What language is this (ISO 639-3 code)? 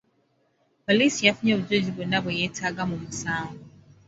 lug